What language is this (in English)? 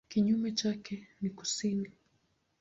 Swahili